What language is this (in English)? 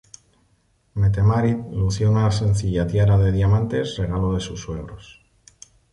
Spanish